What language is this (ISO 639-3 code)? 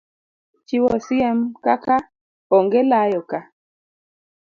luo